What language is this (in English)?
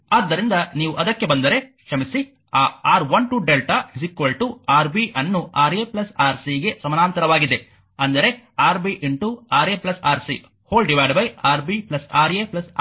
Kannada